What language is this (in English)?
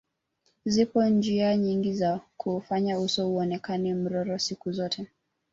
Swahili